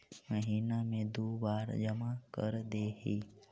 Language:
Magahi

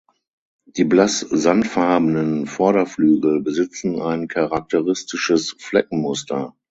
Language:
German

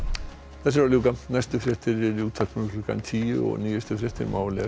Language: Icelandic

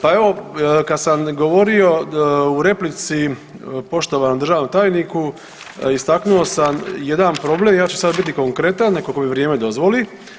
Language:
Croatian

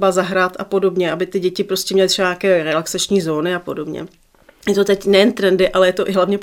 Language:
Czech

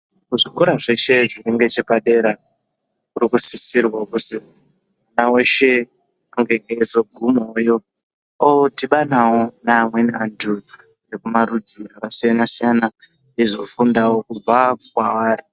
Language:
Ndau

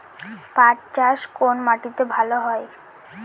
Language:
Bangla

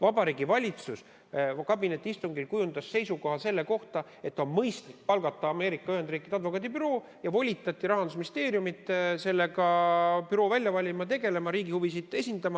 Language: Estonian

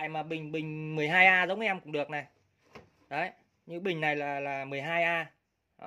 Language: Vietnamese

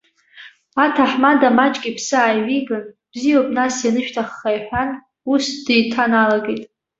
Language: Abkhazian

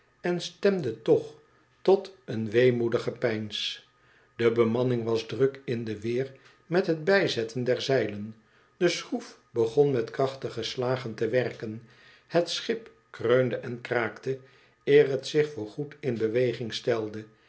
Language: Dutch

